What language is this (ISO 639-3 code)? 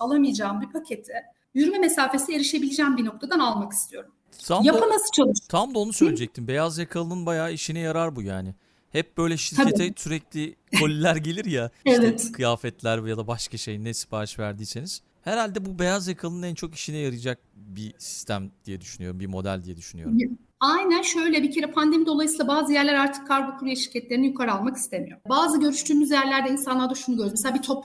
tur